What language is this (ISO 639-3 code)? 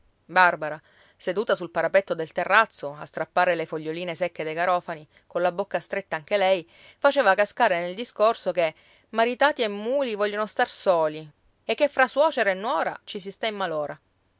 ita